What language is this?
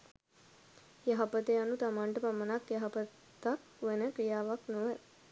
Sinhala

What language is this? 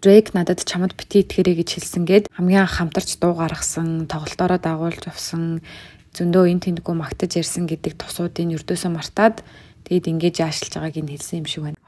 Turkish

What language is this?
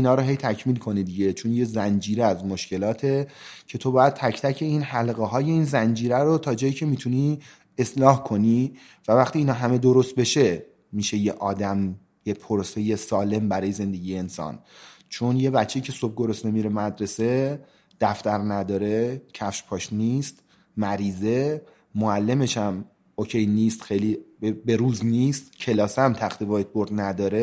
Persian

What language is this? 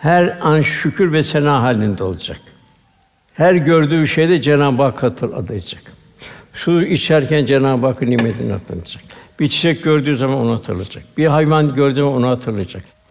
Turkish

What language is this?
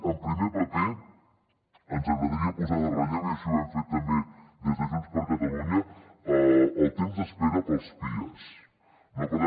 Catalan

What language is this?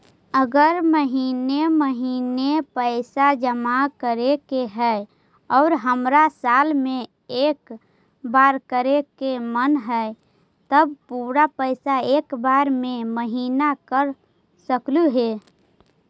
Magahi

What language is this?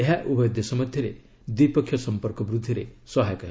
Odia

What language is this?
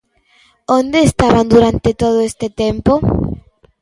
Galician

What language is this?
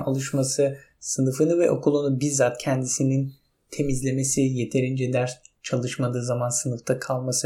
Turkish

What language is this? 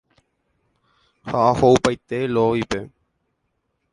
Guarani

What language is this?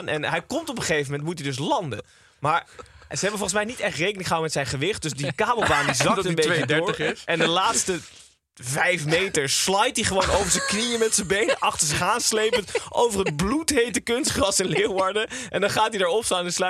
Dutch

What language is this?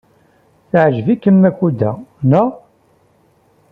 Kabyle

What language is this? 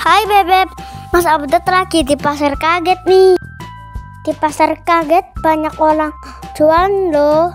Indonesian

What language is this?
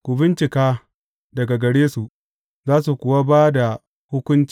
Hausa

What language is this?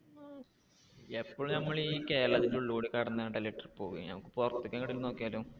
Malayalam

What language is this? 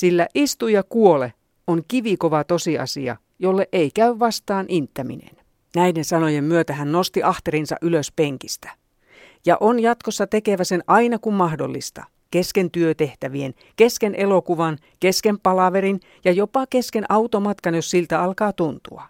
Finnish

